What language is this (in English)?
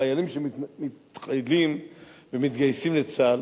Hebrew